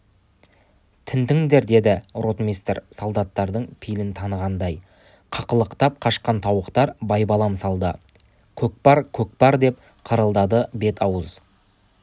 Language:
Kazakh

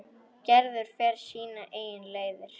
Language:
Icelandic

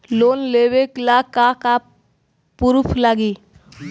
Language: Bhojpuri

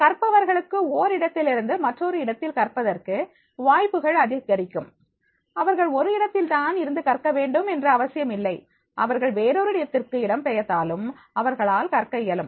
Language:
Tamil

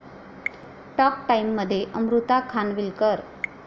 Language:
Marathi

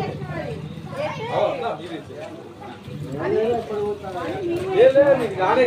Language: Telugu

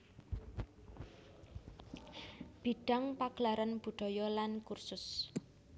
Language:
Javanese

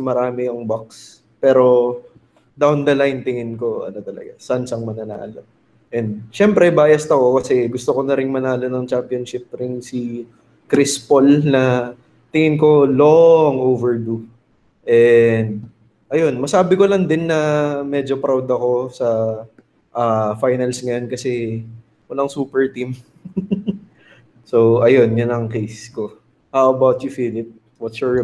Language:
Filipino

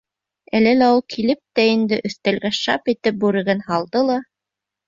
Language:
Bashkir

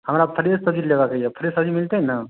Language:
Maithili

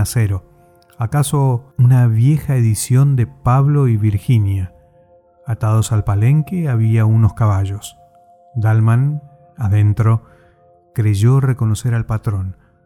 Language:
Spanish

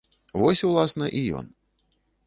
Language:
Belarusian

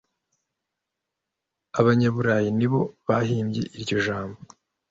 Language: Kinyarwanda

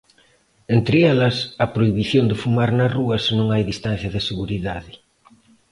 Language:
Galician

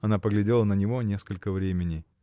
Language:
Russian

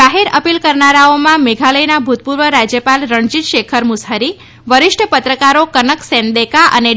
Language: Gujarati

